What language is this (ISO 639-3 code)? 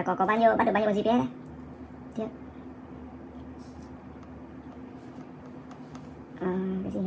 vie